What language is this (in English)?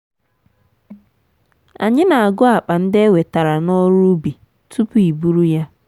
Igbo